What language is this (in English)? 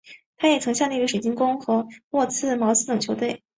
Chinese